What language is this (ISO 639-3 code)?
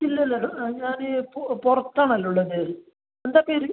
mal